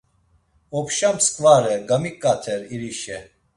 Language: Laz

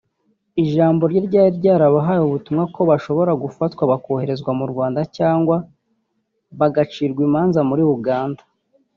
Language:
Kinyarwanda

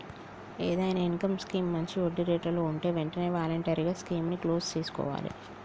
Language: Telugu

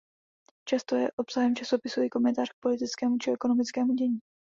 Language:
Czech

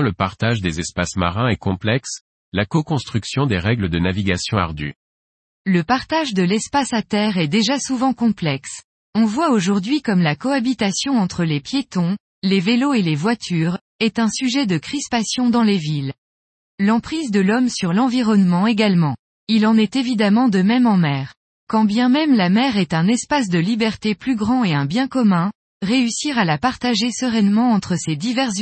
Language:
French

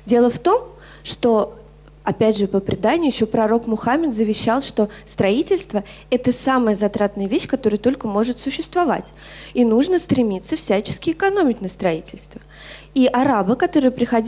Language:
Russian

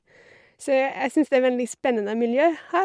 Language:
Norwegian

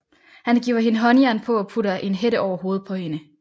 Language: Danish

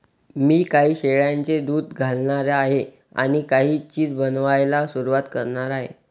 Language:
Marathi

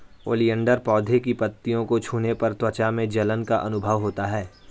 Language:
Hindi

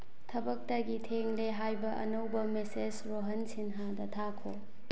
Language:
Manipuri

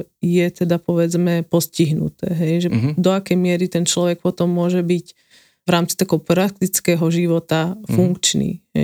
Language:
Slovak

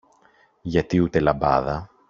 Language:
Greek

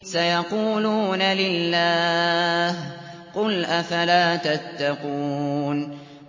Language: Arabic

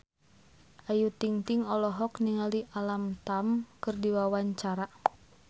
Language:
Sundanese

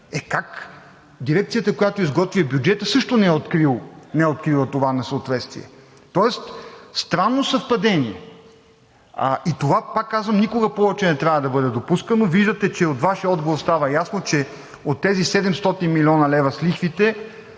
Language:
Bulgarian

